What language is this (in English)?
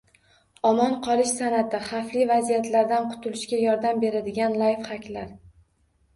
Uzbek